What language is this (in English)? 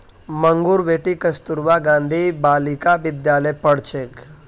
Magahi